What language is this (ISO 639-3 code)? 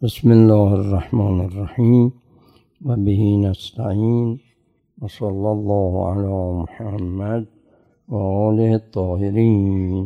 fas